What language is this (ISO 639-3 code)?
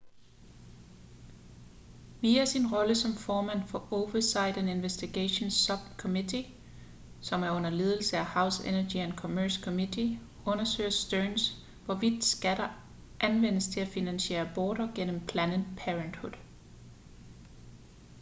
dan